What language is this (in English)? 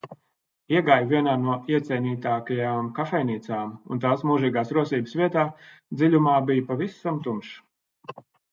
Latvian